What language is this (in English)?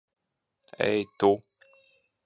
Latvian